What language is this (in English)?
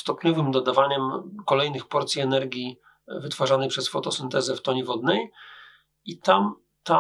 Polish